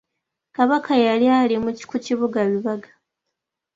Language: Ganda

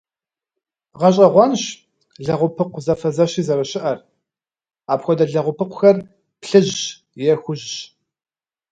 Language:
Kabardian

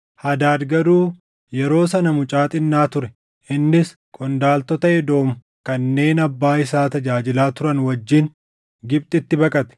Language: Oromo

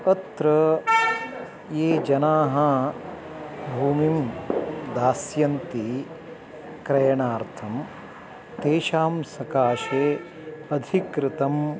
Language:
Sanskrit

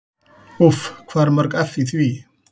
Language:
Icelandic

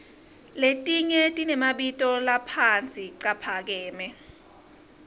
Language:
Swati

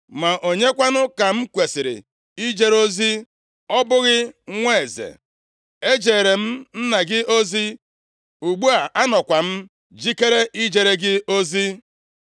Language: Igbo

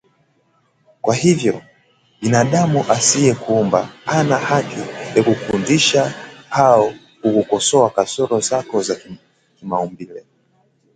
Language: Swahili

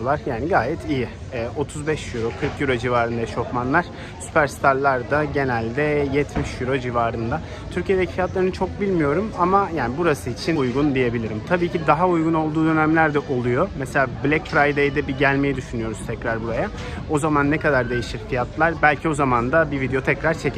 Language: Turkish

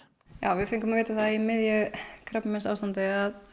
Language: Icelandic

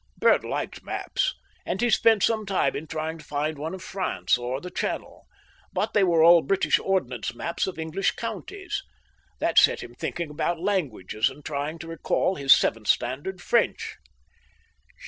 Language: English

